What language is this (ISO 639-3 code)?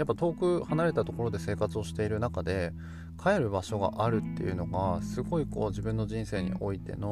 jpn